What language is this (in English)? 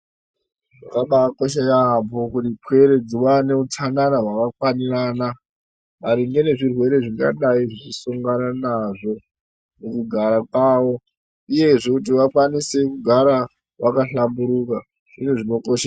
Ndau